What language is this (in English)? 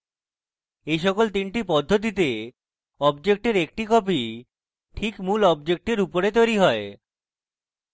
Bangla